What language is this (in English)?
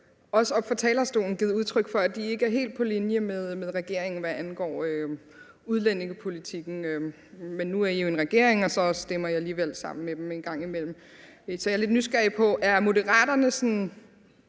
Danish